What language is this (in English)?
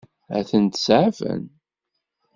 Kabyle